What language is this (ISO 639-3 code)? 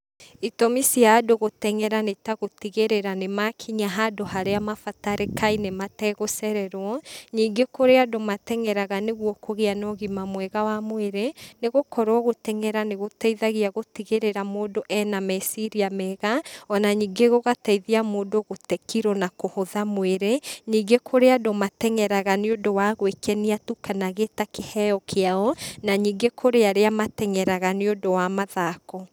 kik